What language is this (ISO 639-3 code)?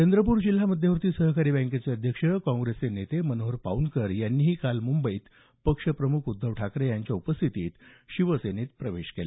mar